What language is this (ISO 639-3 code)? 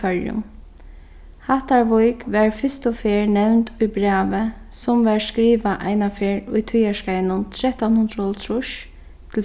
fao